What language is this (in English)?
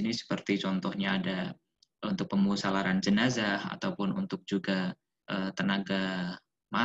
Indonesian